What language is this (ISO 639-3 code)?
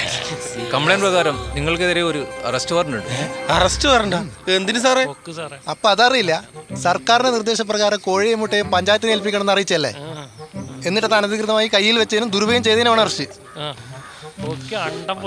mal